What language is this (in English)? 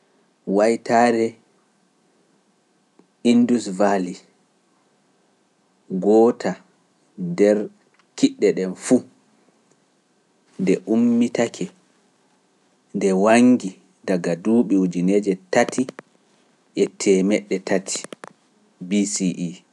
Pular